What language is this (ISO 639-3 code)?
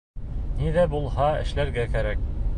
bak